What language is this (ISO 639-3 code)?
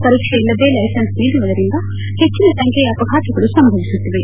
kan